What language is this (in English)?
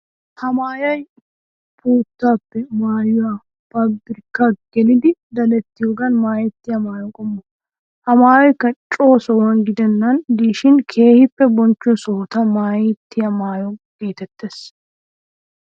Wolaytta